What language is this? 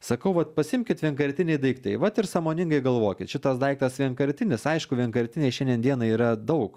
Lithuanian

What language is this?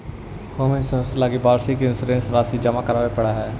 Magahi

